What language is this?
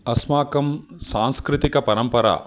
Sanskrit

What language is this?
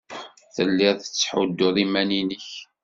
Kabyle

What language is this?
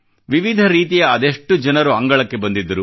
Kannada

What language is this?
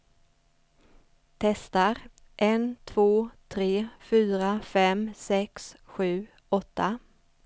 Swedish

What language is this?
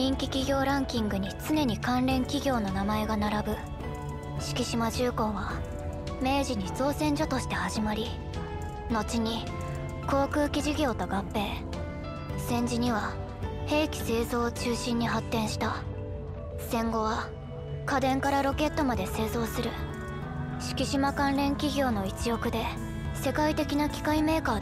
Japanese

